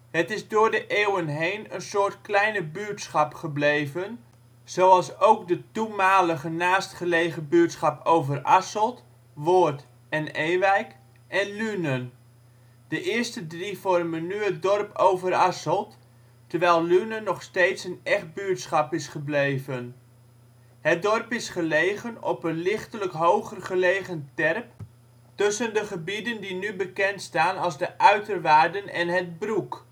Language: Dutch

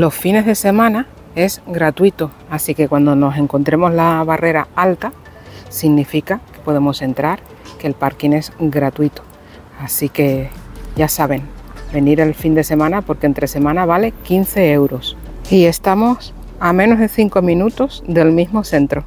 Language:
Spanish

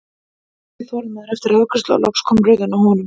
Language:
Icelandic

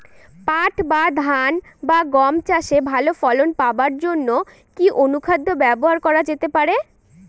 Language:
Bangla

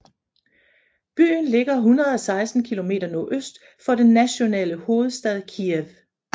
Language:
Danish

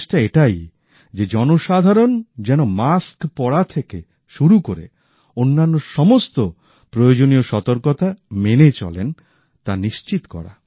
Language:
Bangla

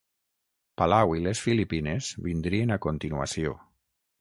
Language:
Catalan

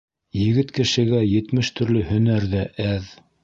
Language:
Bashkir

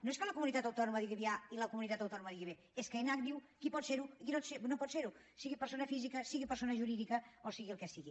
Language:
Catalan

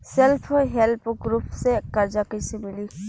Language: Bhojpuri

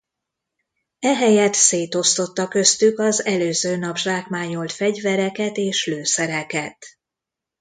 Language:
Hungarian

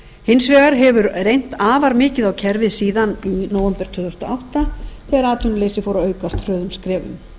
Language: Icelandic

